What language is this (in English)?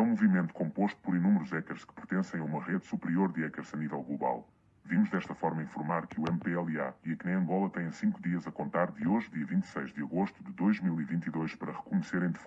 Portuguese